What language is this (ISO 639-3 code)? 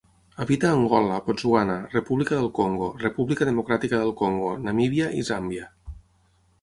cat